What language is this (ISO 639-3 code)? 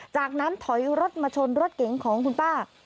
tha